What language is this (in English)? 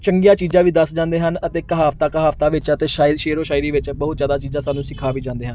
Punjabi